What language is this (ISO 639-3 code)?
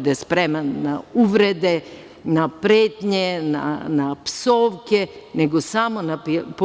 srp